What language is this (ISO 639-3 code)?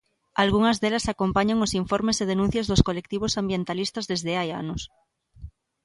glg